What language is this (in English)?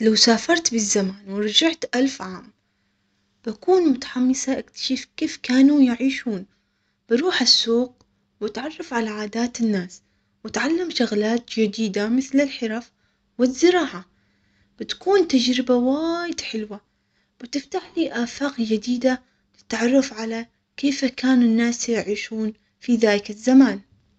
Omani Arabic